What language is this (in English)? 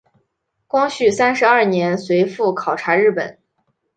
Chinese